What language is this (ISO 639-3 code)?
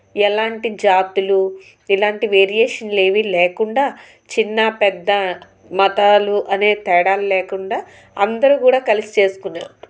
tel